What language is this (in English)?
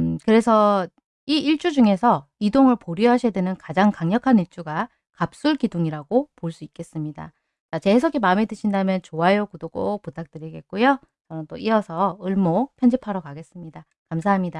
Korean